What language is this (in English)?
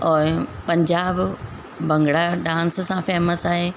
Sindhi